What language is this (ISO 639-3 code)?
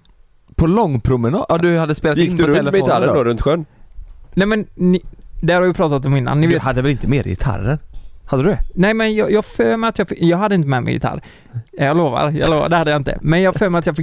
swe